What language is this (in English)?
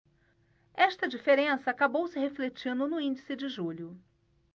Portuguese